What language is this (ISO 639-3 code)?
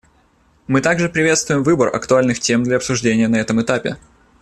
rus